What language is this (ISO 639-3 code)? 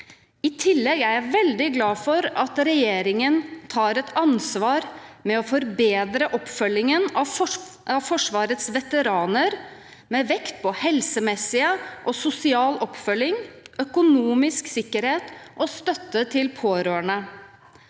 nor